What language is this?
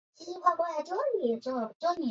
Chinese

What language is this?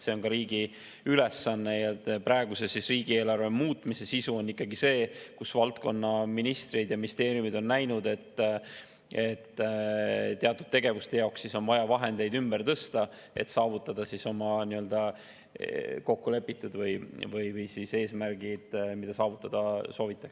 Estonian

